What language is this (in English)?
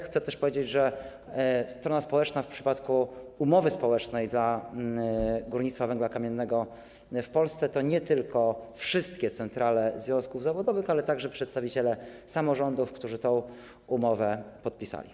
Polish